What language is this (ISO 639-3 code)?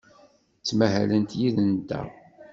kab